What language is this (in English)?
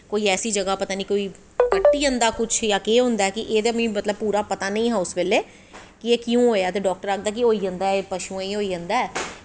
Dogri